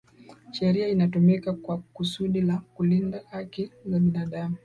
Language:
Swahili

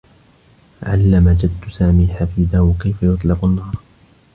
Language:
Arabic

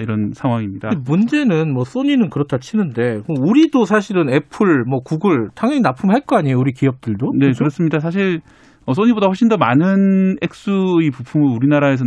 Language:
Korean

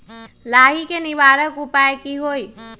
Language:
Magahi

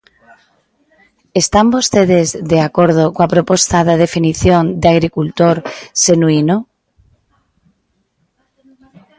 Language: Galician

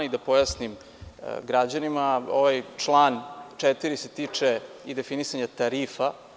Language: Serbian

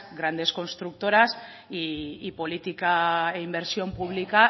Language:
Spanish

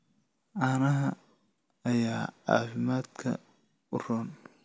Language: Somali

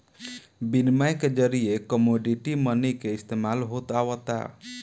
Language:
Bhojpuri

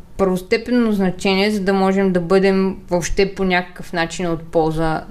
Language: Bulgarian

